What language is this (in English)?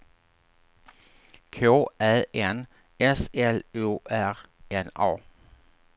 Swedish